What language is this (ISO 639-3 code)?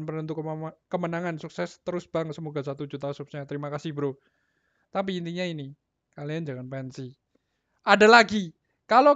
ind